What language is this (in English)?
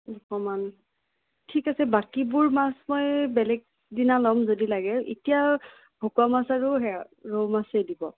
Assamese